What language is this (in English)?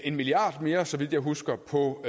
Danish